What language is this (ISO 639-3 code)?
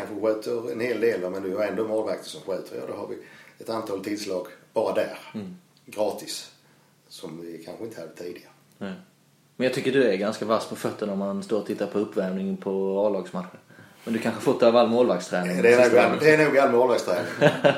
swe